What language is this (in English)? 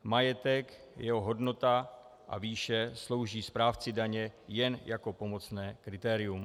Czech